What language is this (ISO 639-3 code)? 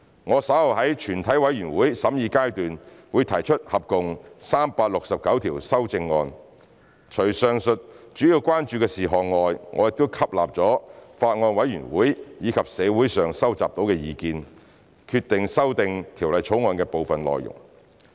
yue